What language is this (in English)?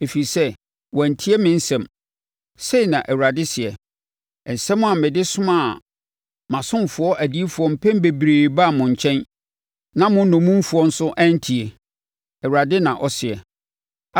Akan